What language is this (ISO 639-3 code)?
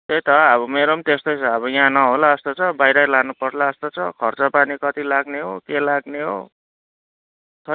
nep